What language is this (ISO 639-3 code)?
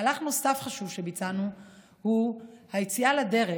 heb